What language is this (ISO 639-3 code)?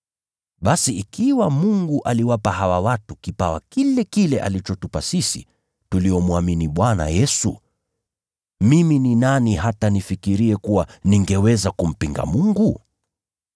swa